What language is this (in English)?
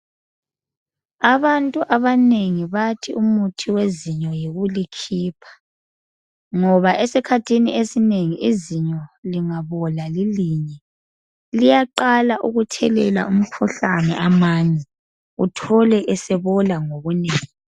North Ndebele